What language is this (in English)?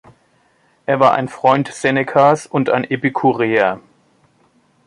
German